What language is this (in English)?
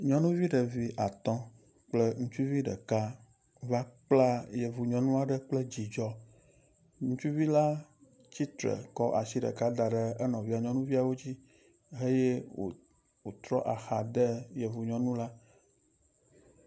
Ewe